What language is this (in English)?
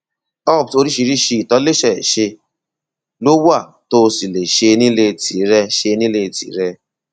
Yoruba